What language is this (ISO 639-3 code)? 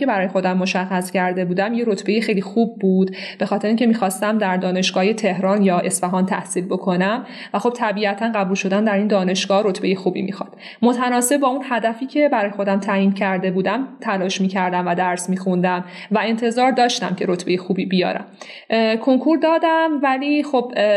fas